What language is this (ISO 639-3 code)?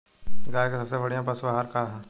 bho